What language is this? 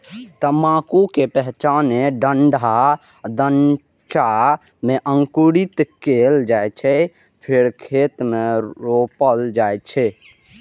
Maithili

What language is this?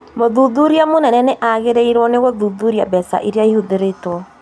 Kikuyu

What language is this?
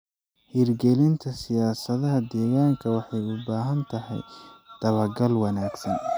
Somali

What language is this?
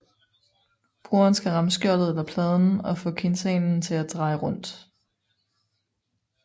Danish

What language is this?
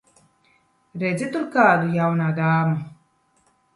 Latvian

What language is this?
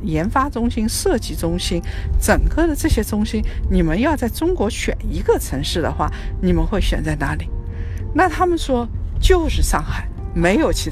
Chinese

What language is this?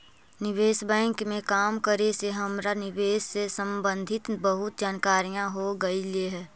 Magahi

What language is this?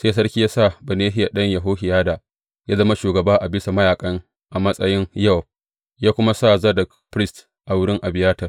Hausa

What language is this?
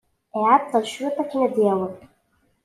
Kabyle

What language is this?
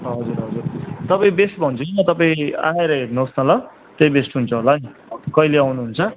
Nepali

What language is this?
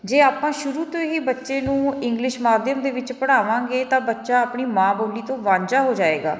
Punjabi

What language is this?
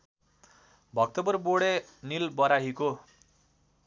Nepali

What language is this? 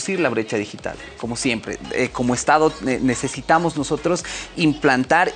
Spanish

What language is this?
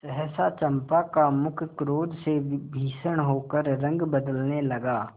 Hindi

